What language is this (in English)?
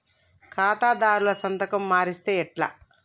Telugu